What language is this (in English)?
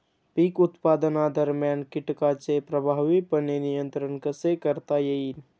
Marathi